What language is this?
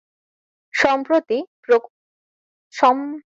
Bangla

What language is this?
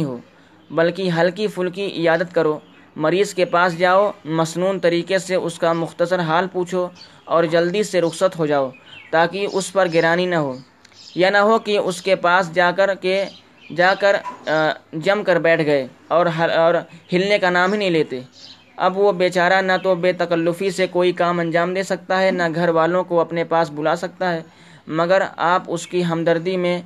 Urdu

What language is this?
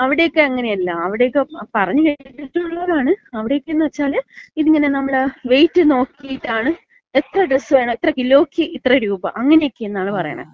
Malayalam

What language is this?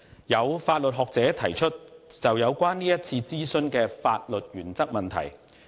Cantonese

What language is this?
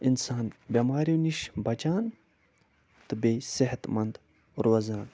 Kashmiri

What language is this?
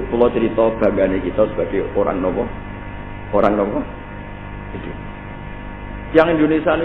Indonesian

